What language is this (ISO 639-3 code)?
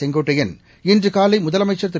tam